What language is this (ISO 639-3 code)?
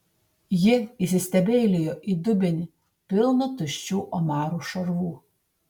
lit